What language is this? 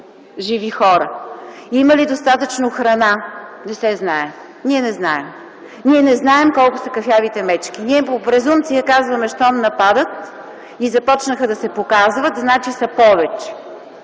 Bulgarian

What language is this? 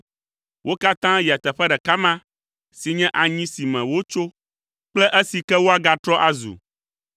Ewe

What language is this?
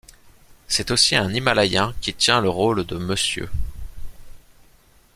French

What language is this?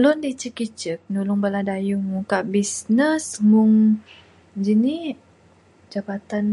Bukar-Sadung Bidayuh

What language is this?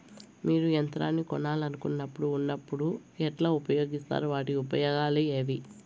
Telugu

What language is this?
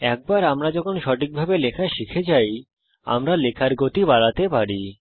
Bangla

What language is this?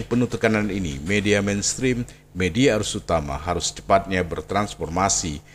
Indonesian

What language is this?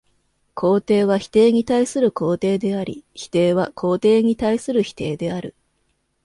Japanese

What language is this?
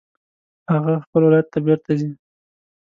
Pashto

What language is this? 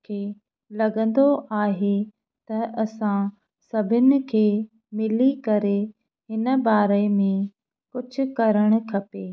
Sindhi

